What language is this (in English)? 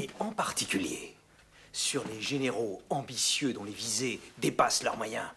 French